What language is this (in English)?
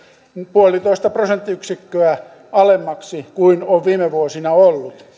Finnish